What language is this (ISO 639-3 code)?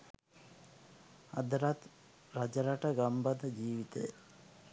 sin